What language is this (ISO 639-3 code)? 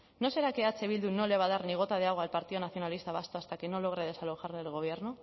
spa